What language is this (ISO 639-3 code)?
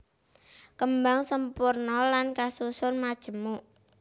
jav